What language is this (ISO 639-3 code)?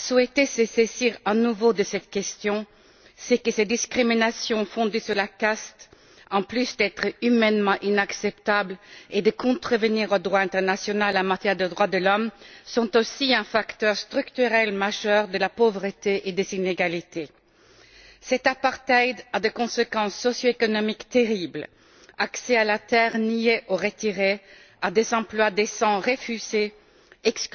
fra